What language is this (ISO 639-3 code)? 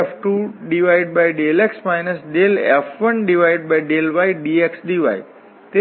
guj